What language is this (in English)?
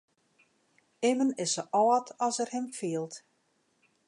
Western Frisian